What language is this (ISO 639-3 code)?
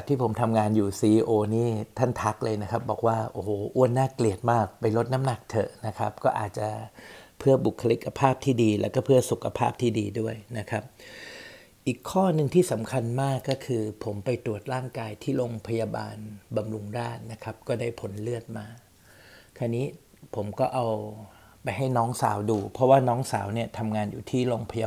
tha